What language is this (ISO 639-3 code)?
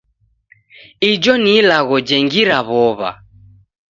dav